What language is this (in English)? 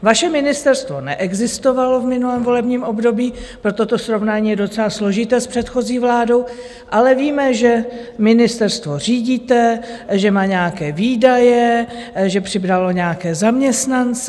Czech